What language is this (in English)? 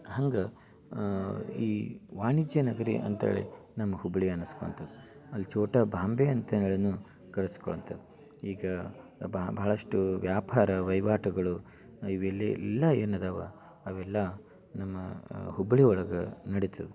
Kannada